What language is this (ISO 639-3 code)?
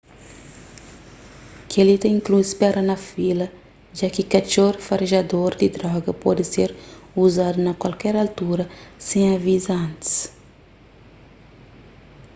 kea